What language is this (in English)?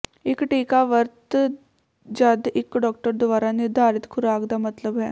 Punjabi